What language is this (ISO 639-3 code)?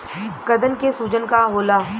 bho